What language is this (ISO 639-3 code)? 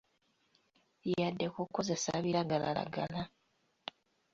lug